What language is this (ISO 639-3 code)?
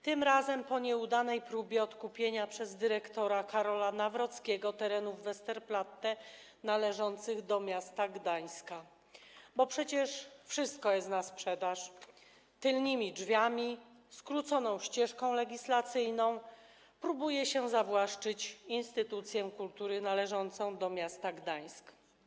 pol